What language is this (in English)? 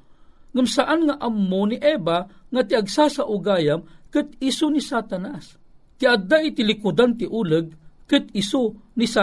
Filipino